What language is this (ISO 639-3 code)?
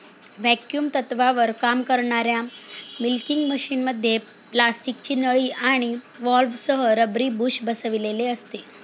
mar